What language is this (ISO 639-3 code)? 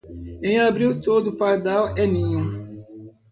por